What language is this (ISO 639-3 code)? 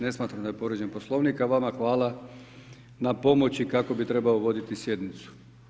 hrv